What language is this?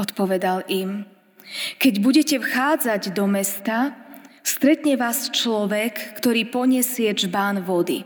Slovak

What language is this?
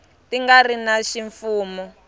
Tsonga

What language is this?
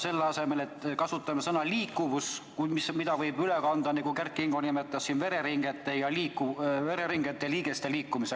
Estonian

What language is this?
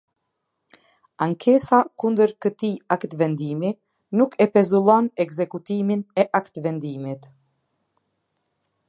Albanian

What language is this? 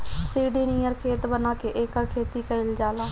Bhojpuri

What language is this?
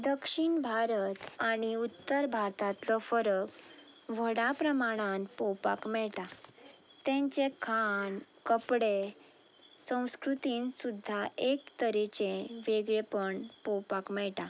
Konkani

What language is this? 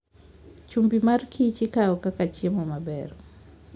Luo (Kenya and Tanzania)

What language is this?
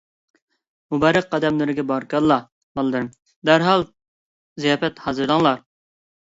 Uyghur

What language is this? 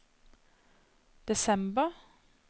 Norwegian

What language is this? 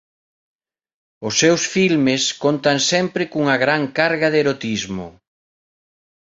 Galician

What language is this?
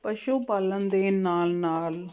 Punjabi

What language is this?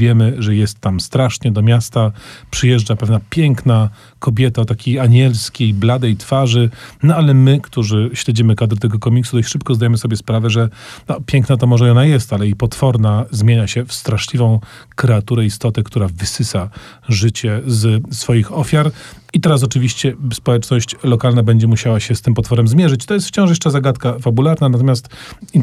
Polish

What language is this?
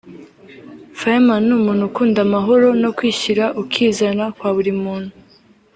Kinyarwanda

